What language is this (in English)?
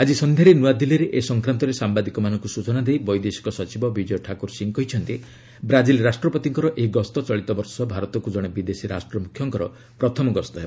Odia